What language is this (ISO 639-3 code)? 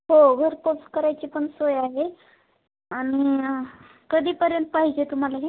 mar